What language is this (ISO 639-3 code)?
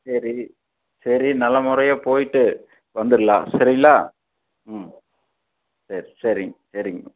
tam